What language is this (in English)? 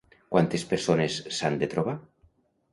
Catalan